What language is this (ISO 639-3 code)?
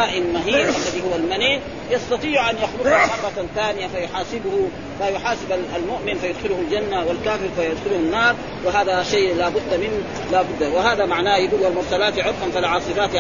ara